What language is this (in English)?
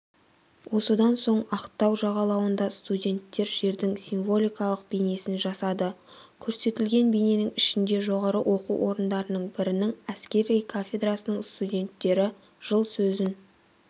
Kazakh